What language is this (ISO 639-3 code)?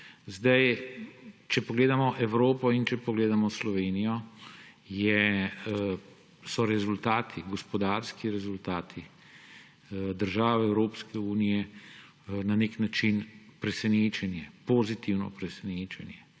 slv